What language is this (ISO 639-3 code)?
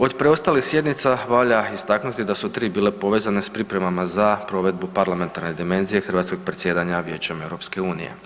hrv